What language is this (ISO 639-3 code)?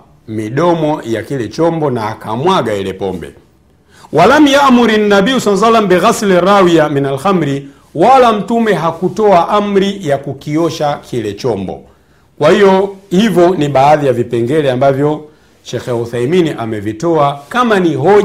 swa